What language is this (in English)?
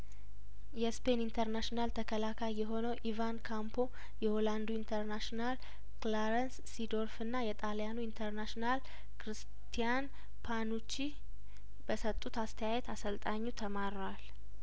Amharic